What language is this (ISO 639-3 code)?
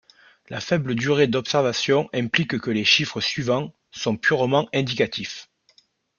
fra